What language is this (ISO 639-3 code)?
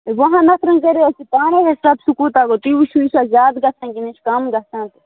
kas